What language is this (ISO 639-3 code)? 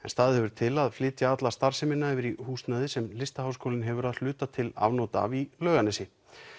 isl